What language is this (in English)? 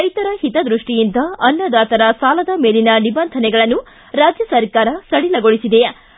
Kannada